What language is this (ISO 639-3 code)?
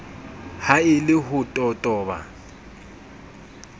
sot